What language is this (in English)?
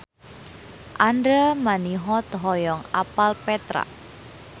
Sundanese